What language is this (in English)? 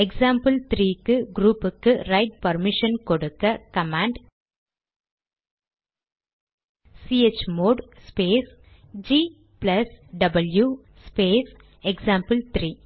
Tamil